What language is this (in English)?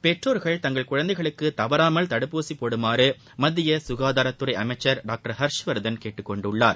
Tamil